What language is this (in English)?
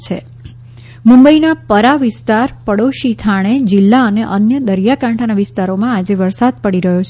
Gujarati